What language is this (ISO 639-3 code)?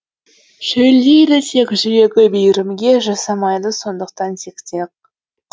kaz